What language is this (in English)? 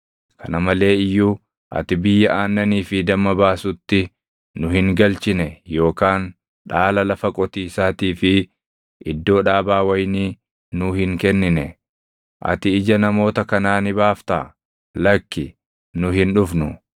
Oromo